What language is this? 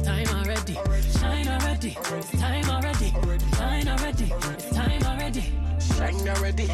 Danish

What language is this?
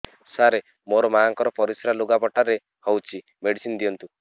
Odia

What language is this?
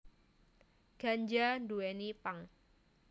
Javanese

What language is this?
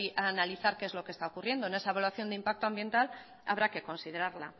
Spanish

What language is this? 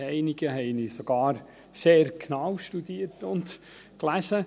Swiss German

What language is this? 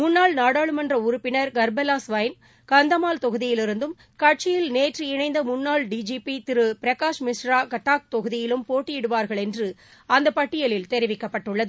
Tamil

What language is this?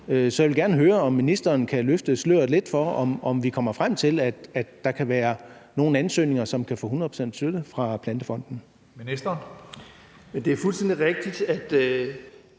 Danish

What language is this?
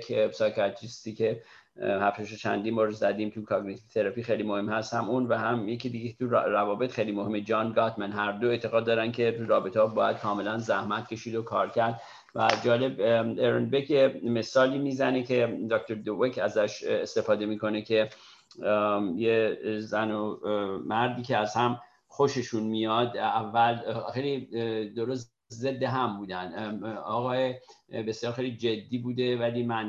Persian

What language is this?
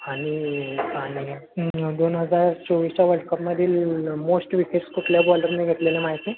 Marathi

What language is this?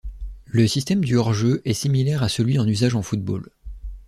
French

